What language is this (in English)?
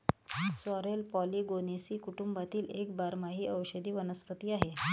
Marathi